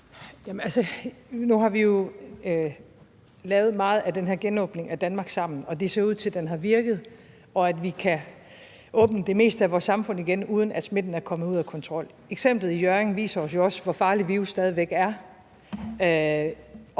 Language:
Danish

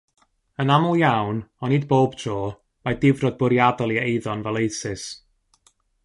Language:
Welsh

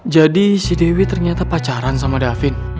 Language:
Indonesian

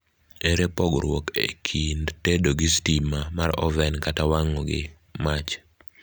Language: Luo (Kenya and Tanzania)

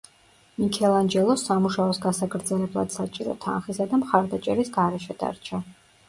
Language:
Georgian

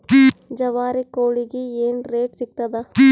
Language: Kannada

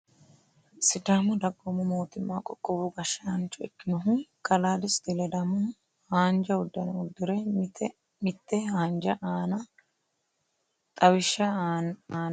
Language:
Sidamo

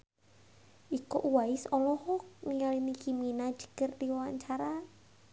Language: Sundanese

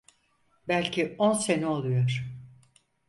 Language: Turkish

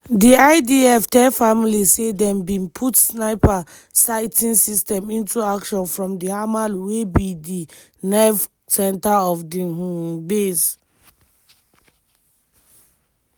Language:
Nigerian Pidgin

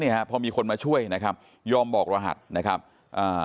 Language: Thai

